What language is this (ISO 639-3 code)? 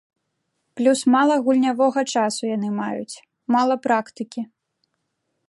bel